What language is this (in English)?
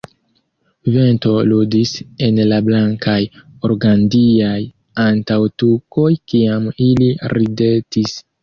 Esperanto